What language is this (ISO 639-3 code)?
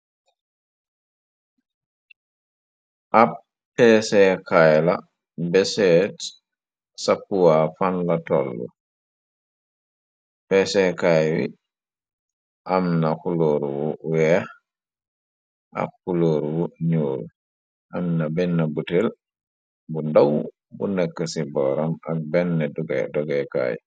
wol